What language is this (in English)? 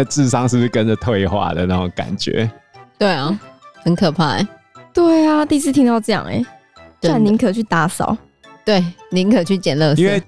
Chinese